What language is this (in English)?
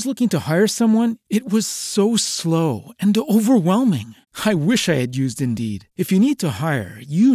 Malay